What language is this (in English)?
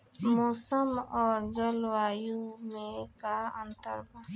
Bhojpuri